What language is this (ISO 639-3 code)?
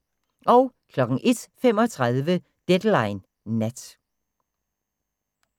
dan